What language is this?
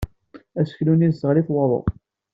Kabyle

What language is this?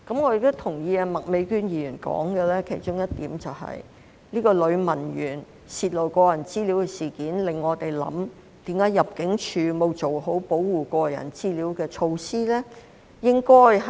Cantonese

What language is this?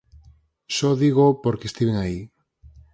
Galician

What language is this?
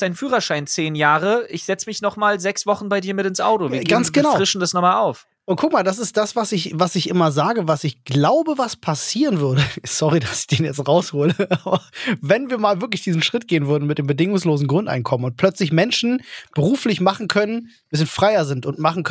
German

